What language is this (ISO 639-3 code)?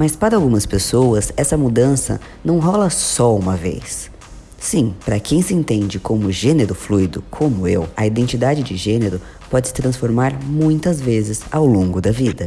por